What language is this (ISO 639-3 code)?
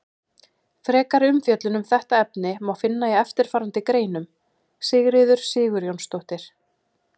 isl